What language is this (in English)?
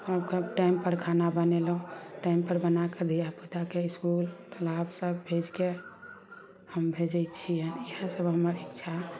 Maithili